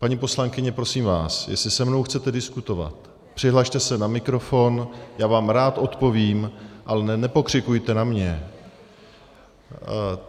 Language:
Czech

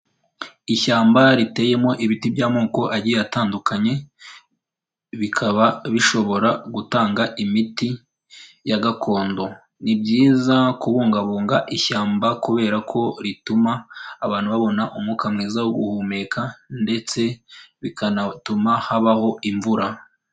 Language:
Kinyarwanda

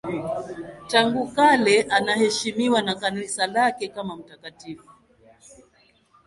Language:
Swahili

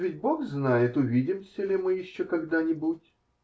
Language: Russian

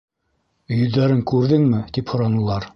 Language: Bashkir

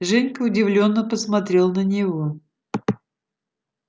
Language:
Russian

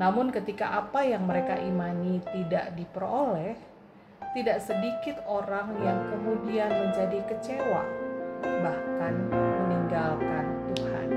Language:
Indonesian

